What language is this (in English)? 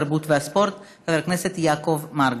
Hebrew